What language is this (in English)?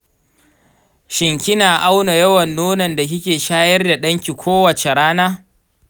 Hausa